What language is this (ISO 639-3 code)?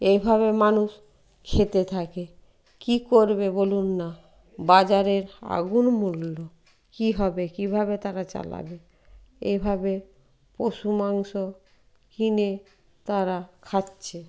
ben